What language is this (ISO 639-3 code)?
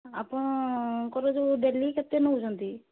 ori